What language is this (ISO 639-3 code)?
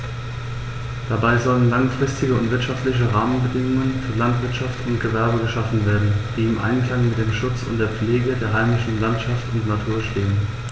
deu